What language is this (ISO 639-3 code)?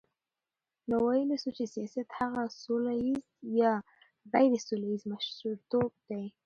pus